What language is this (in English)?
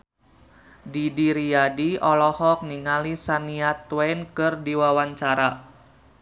Sundanese